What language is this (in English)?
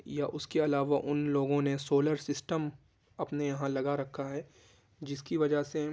Urdu